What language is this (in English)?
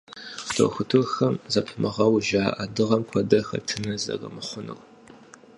Kabardian